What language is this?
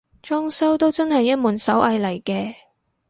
Cantonese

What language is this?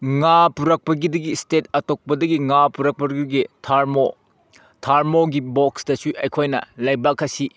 Manipuri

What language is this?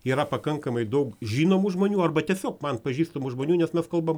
Lithuanian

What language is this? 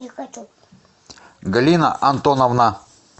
Russian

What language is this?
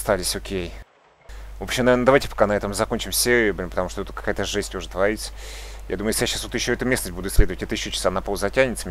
Russian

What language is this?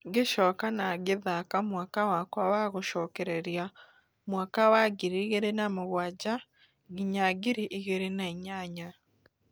Kikuyu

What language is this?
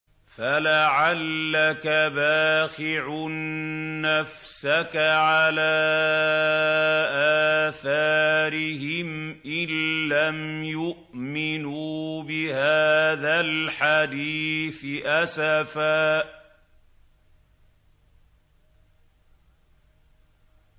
Arabic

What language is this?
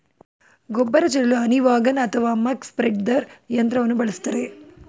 Kannada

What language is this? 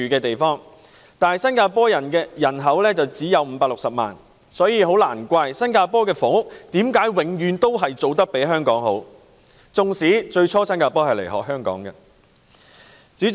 Cantonese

